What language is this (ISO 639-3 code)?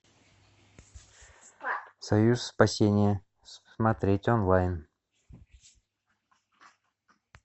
rus